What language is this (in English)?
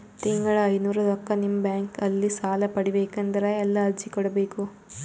Kannada